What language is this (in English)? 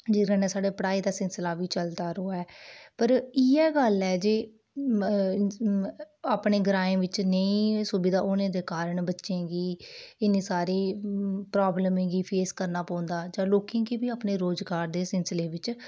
Dogri